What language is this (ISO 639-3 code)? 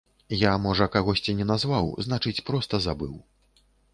bel